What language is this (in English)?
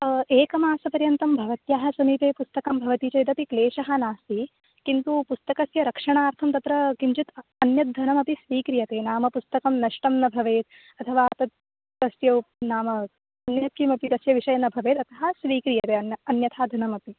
Sanskrit